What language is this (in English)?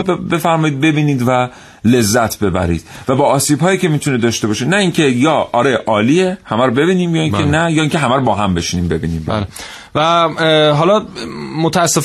Persian